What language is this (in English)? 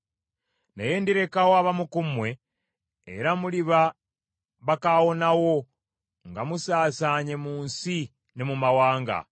Ganda